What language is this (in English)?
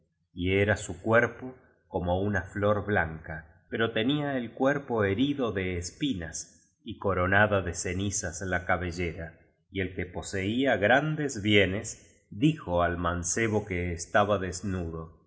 Spanish